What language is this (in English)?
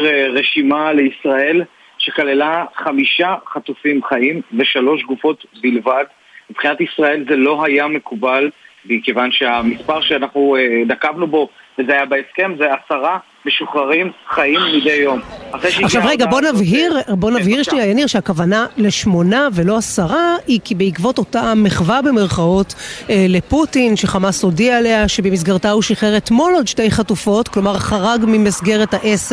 Hebrew